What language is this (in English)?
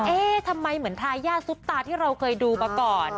Thai